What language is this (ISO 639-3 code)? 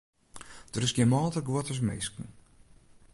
fry